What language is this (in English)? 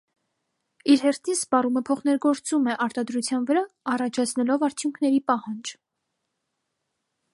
Armenian